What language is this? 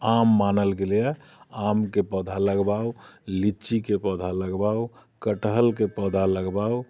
Maithili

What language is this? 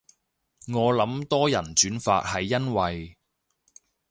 Cantonese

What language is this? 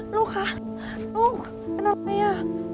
Thai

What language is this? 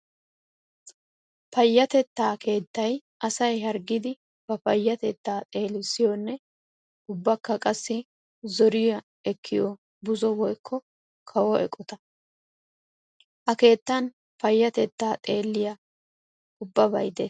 Wolaytta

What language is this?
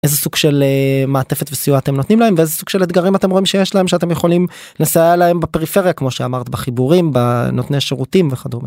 Hebrew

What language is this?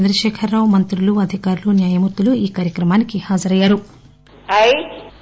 Telugu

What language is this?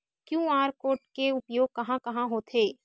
Chhattisgarhi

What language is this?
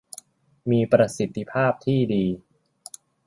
Thai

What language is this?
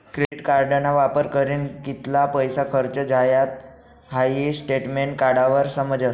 Marathi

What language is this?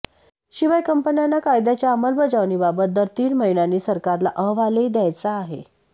Marathi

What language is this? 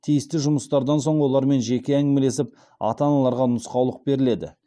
Kazakh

